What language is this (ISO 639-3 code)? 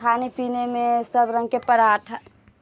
mai